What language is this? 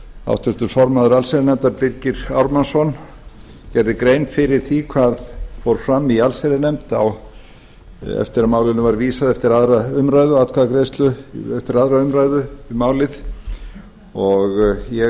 Icelandic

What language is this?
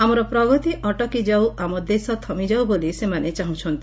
Odia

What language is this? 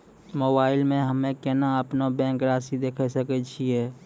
Maithili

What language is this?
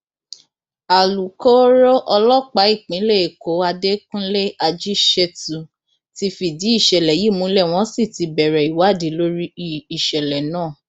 Yoruba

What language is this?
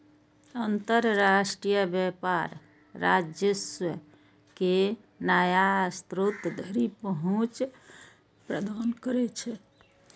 Maithili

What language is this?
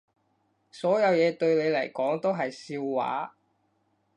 Cantonese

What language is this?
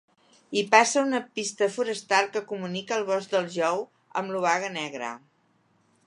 Catalan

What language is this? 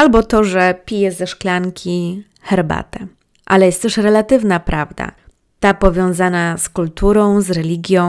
Polish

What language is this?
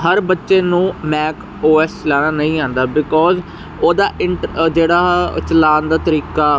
Punjabi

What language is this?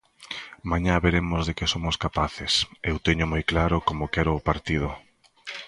Galician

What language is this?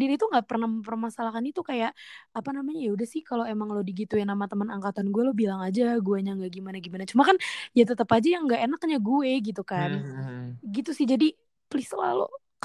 Indonesian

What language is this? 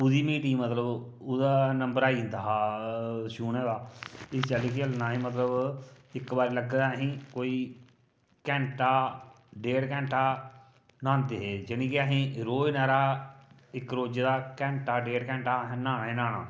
Dogri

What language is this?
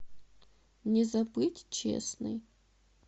Russian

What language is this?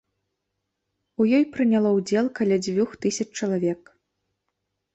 Belarusian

